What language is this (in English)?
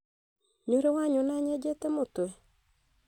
Kikuyu